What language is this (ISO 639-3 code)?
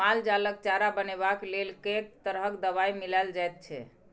mai